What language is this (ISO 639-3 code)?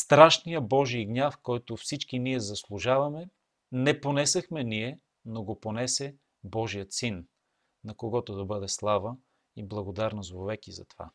bul